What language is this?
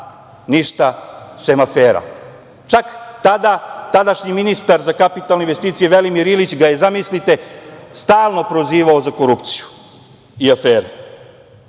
Serbian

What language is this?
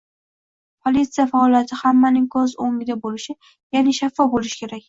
Uzbek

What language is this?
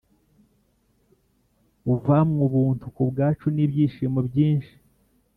Kinyarwanda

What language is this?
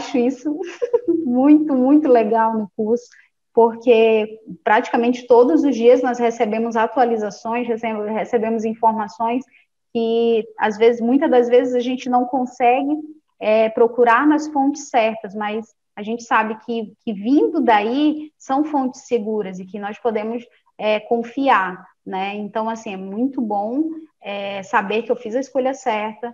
Portuguese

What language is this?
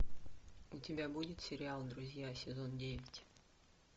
Russian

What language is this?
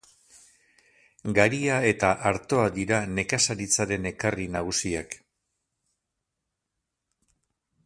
Basque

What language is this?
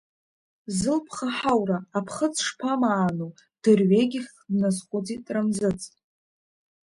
Abkhazian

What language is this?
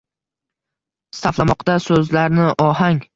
Uzbek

